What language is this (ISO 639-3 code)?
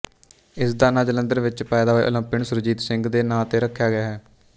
pan